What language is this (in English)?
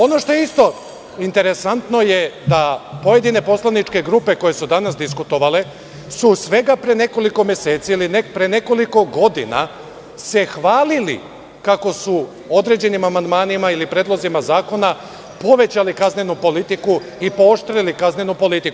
Serbian